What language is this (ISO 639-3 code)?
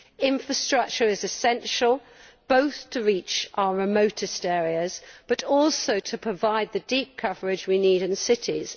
eng